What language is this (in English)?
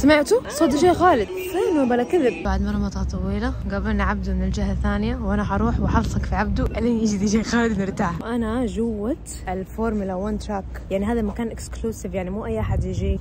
Arabic